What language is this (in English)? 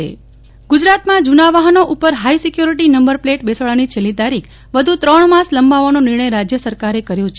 Gujarati